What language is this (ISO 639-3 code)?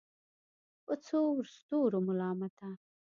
pus